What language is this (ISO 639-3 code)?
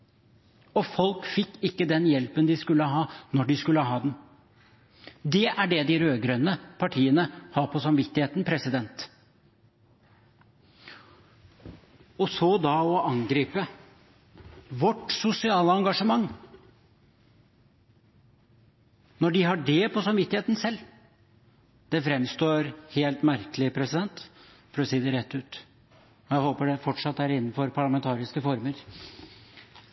nob